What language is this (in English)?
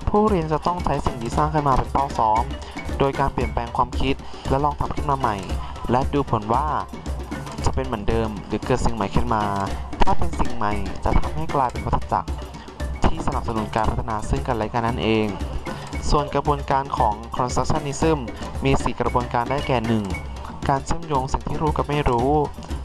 Thai